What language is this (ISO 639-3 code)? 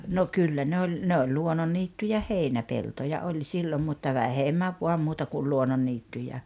fin